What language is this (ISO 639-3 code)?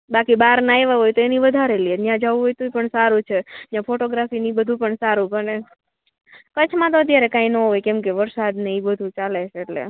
guj